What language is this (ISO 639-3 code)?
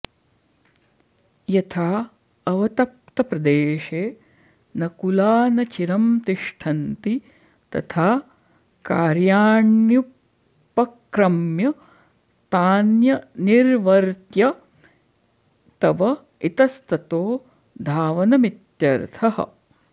san